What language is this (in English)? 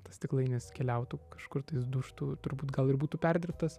Lithuanian